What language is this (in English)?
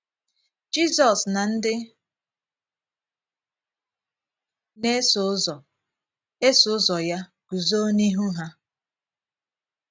Igbo